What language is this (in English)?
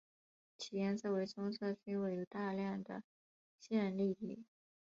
Chinese